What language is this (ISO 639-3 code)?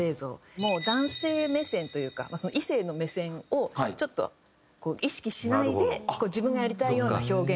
jpn